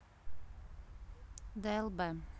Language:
Russian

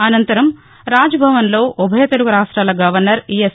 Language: Telugu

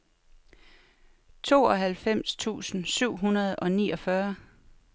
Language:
Danish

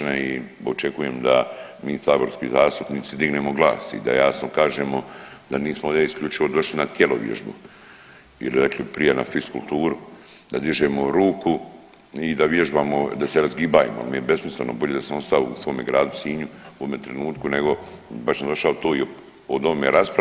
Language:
Croatian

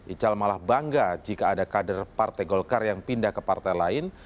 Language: Indonesian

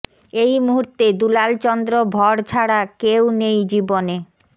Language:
Bangla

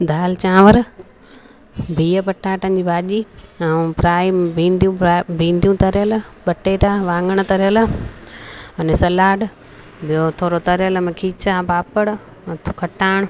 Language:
Sindhi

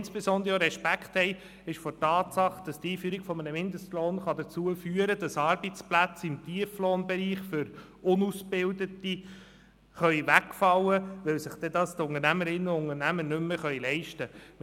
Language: Swiss German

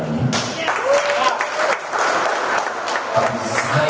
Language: Indonesian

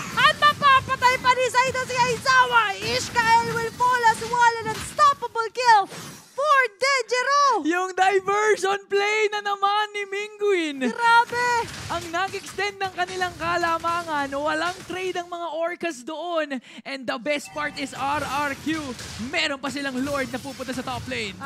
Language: Filipino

